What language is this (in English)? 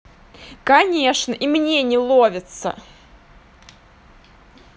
Russian